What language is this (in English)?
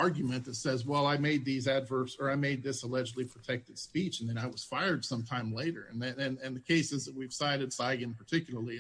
English